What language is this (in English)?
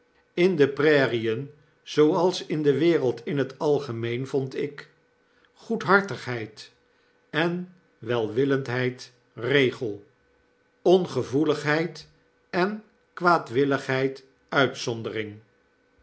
Dutch